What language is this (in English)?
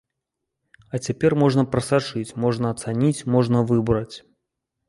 Belarusian